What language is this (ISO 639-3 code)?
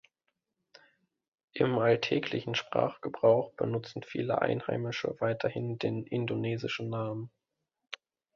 deu